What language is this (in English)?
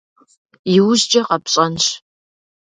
Kabardian